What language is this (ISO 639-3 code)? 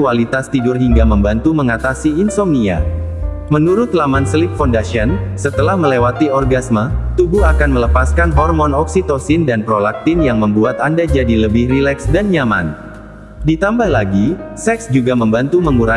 ind